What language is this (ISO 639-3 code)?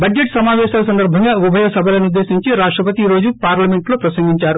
tel